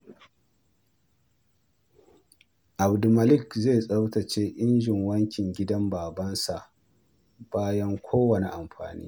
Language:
Hausa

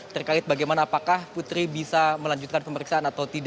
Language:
Indonesian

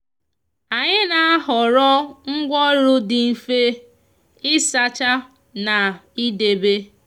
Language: Igbo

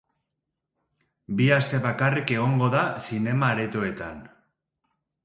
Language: Basque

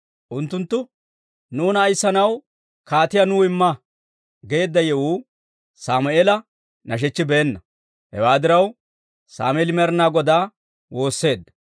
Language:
Dawro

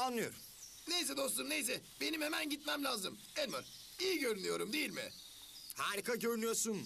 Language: Turkish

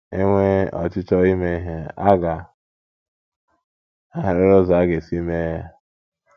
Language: Igbo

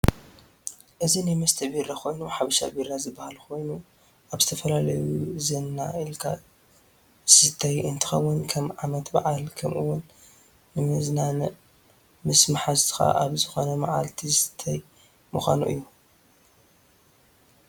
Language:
Tigrinya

